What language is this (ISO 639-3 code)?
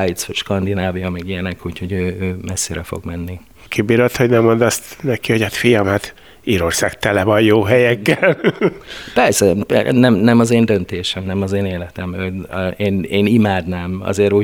hun